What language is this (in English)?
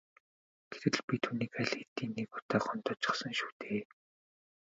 Mongolian